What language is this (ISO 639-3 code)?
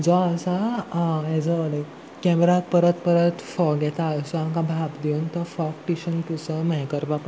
kok